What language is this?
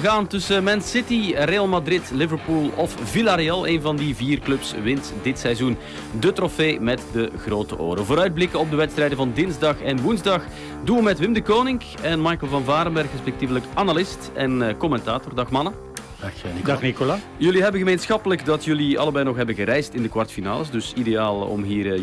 Dutch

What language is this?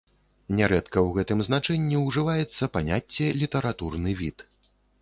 Belarusian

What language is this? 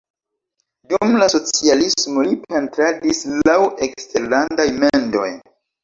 Esperanto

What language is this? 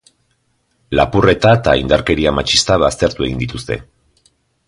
Basque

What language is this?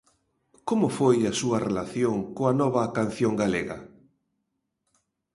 Galician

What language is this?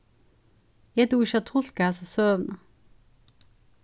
Faroese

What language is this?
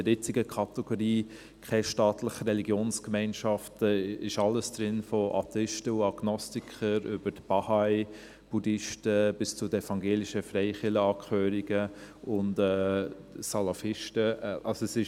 Swiss German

